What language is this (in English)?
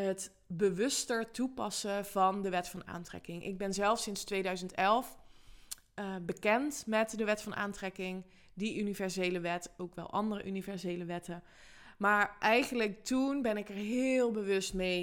Dutch